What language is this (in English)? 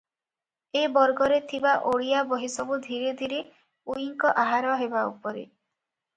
Odia